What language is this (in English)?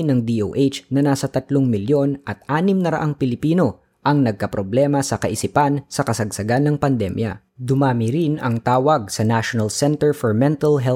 Filipino